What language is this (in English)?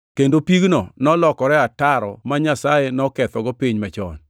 Luo (Kenya and Tanzania)